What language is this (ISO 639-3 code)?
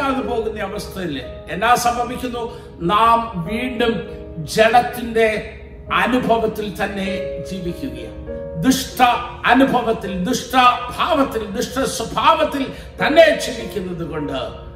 mal